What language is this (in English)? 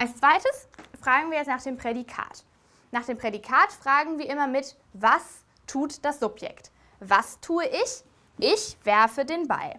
German